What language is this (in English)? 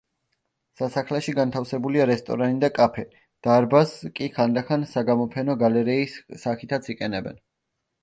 Georgian